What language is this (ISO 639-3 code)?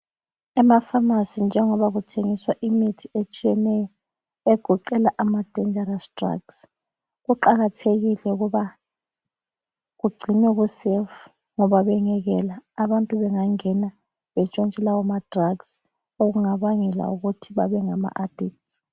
nde